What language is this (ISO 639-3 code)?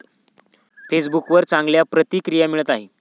mar